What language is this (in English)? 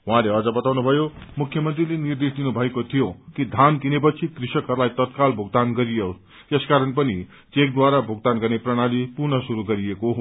Nepali